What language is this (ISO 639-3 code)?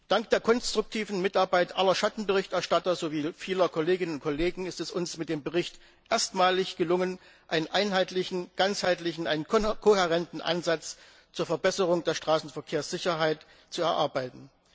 deu